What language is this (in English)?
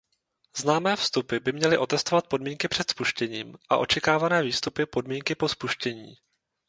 Czech